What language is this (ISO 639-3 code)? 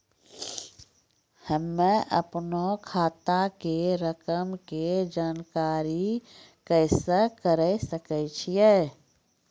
mai